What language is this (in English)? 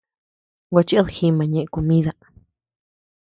Tepeuxila Cuicatec